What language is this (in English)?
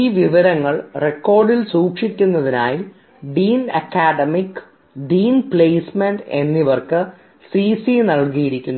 Malayalam